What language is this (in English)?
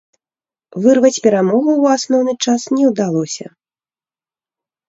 Belarusian